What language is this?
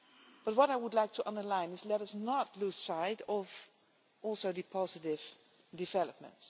English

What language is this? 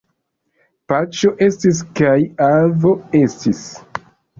Esperanto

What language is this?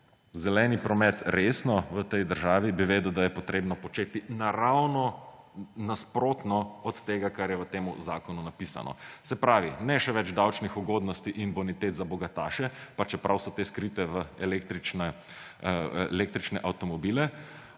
Slovenian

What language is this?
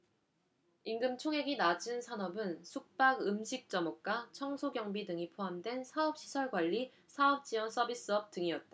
Korean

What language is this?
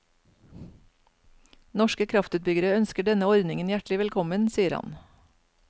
Norwegian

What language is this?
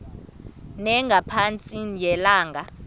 Xhosa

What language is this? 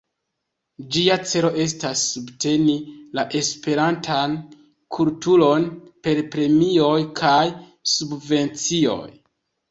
Esperanto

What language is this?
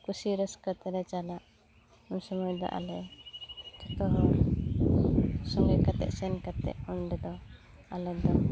Santali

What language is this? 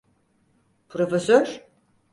Turkish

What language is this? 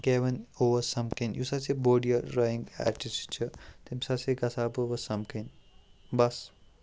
Kashmiri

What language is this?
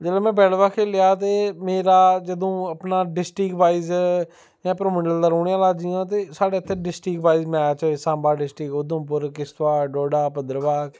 Dogri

